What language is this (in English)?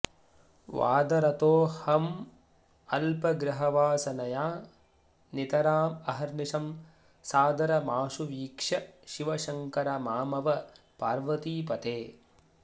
Sanskrit